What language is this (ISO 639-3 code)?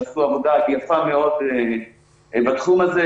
heb